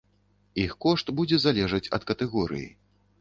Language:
Belarusian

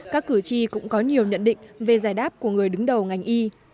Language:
Vietnamese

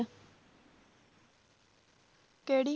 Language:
Punjabi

